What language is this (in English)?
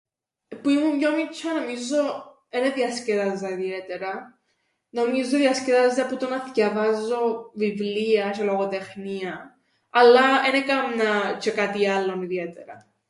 Greek